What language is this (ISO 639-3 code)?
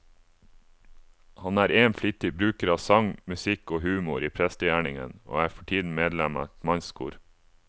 nor